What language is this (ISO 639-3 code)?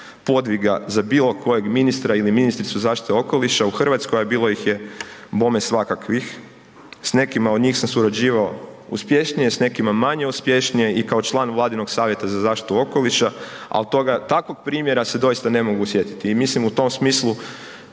hrv